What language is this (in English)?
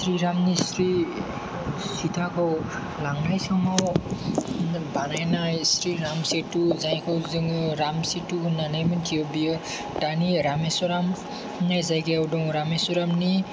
Bodo